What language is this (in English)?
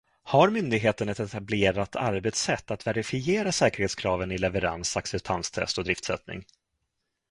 Swedish